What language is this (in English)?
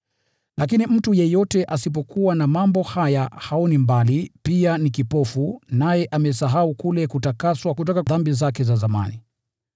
Swahili